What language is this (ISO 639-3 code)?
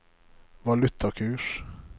nor